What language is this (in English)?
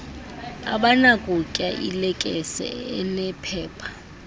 Xhosa